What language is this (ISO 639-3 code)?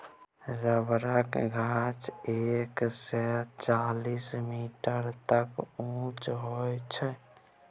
mai